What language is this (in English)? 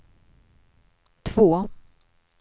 Swedish